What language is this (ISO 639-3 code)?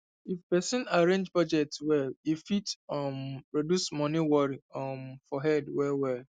pcm